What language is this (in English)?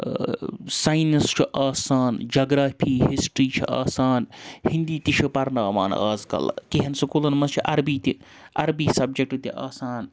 Kashmiri